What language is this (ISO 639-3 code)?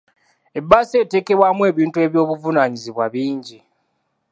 lug